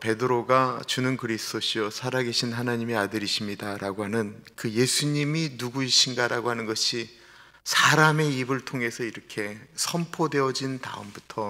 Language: Korean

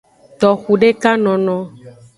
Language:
Aja (Benin)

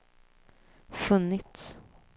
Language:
Swedish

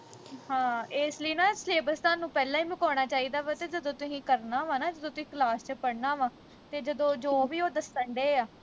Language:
Punjabi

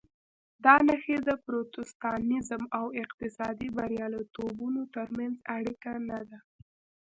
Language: Pashto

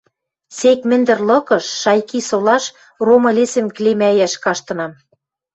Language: Western Mari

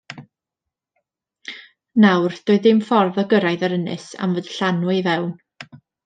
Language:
Welsh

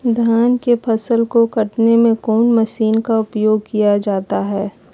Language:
Magahi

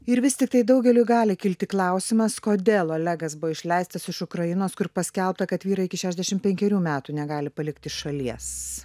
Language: Lithuanian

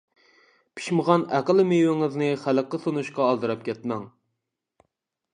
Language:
Uyghur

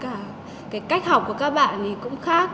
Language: Vietnamese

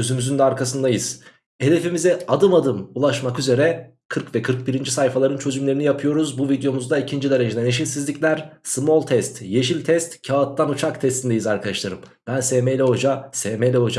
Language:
Turkish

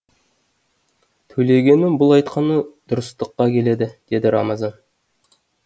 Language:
Kazakh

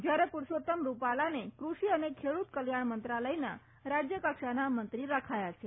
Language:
Gujarati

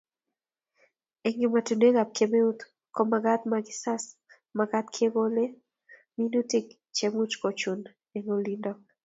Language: Kalenjin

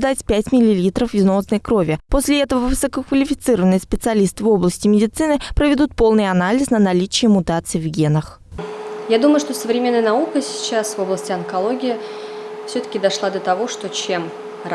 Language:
Russian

